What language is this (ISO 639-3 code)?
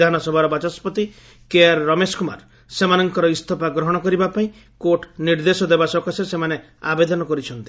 ori